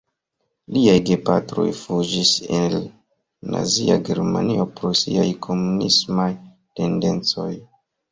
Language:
Esperanto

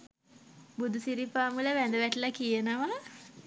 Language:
Sinhala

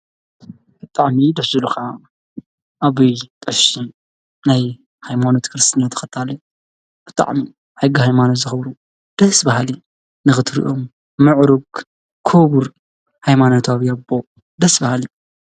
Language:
Tigrinya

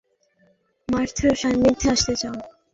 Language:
Bangla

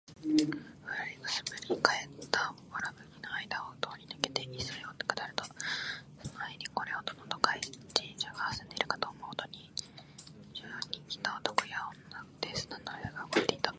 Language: Japanese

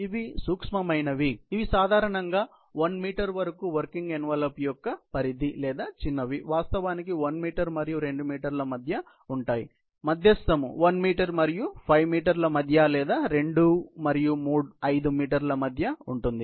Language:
Telugu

